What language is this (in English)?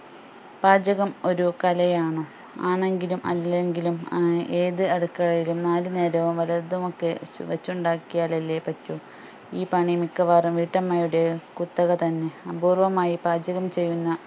Malayalam